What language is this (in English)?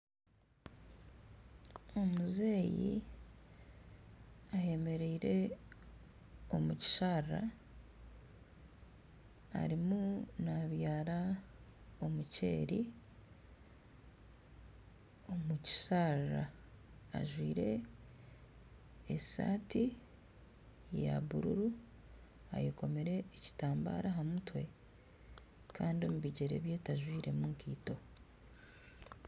Nyankole